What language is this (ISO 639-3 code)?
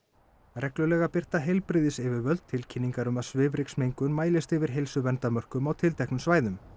isl